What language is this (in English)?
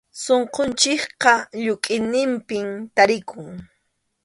Arequipa-La Unión Quechua